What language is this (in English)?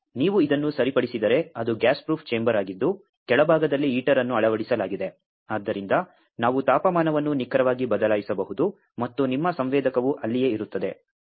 Kannada